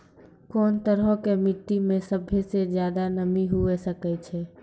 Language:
Maithili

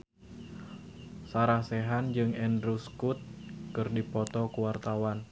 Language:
Sundanese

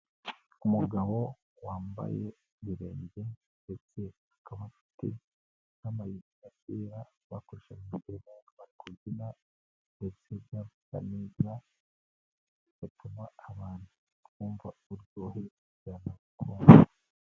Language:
Kinyarwanda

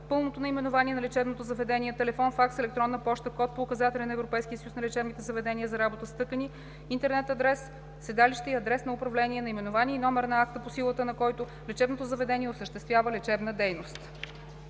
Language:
Bulgarian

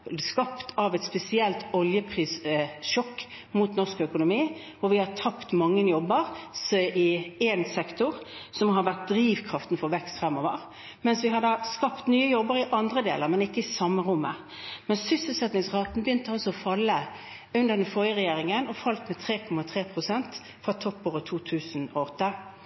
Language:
Norwegian Bokmål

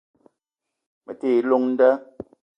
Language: Eton (Cameroon)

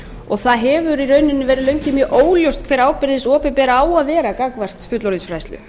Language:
Icelandic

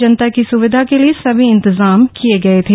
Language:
Hindi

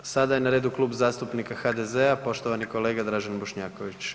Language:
Croatian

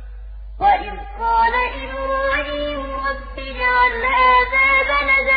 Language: Arabic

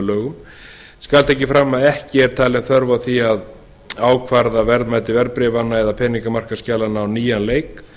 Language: Icelandic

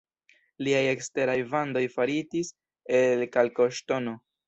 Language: Esperanto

